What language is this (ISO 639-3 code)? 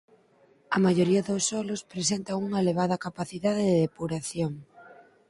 glg